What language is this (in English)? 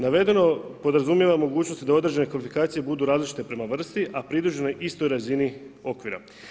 Croatian